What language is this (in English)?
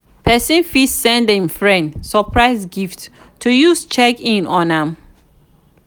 Nigerian Pidgin